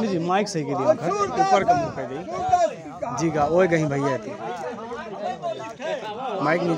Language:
Arabic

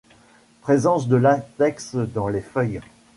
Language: French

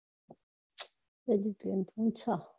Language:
Gujarati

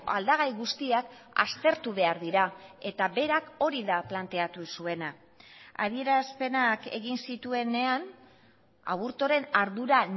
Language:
Basque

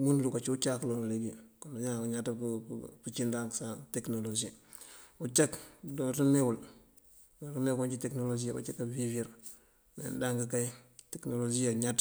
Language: Mandjak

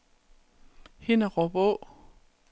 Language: Danish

